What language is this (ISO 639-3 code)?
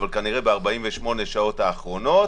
heb